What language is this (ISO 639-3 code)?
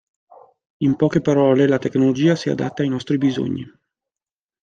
ita